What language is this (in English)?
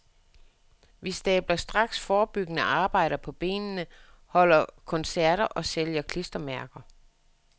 Danish